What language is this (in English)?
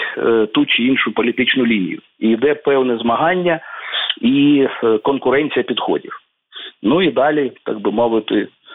Ukrainian